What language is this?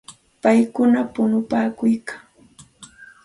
Santa Ana de Tusi Pasco Quechua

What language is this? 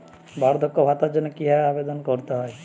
Bangla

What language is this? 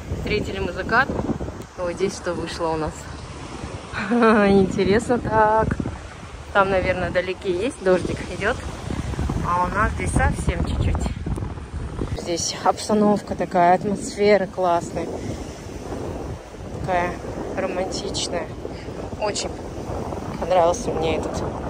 Russian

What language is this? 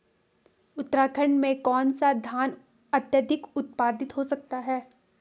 Hindi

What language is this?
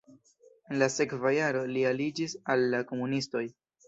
Esperanto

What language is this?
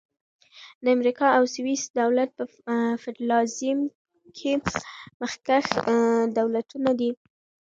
Pashto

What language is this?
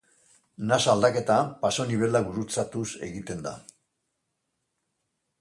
Basque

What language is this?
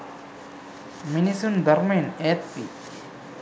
Sinhala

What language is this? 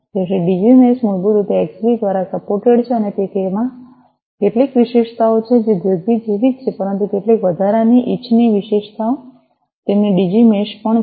Gujarati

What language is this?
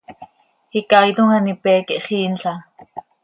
Seri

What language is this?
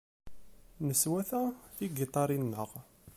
Kabyle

